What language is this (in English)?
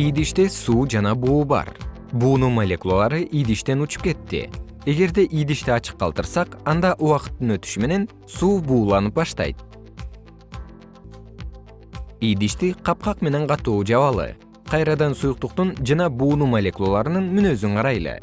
Kyrgyz